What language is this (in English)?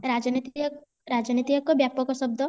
Odia